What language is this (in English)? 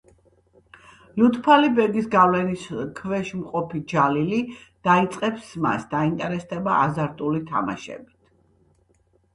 Georgian